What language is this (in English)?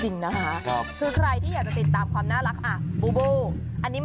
Thai